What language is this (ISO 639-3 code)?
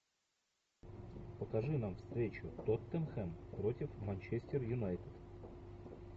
rus